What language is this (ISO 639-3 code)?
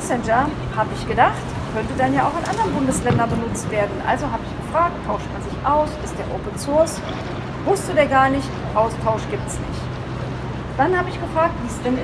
deu